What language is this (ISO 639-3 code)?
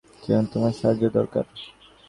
ben